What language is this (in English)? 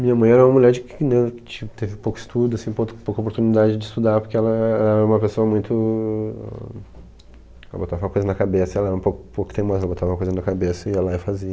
Portuguese